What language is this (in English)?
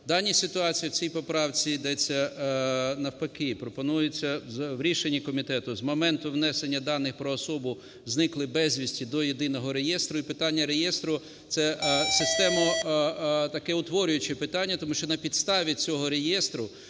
Ukrainian